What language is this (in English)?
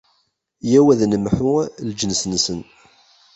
Kabyle